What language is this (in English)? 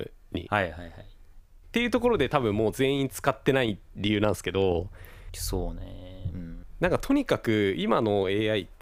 Japanese